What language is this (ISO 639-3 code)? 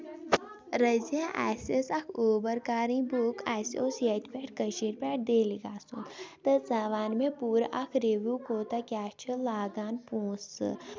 kas